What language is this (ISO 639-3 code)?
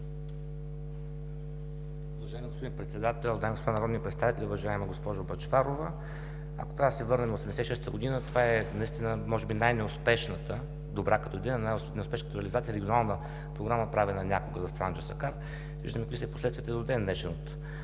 bul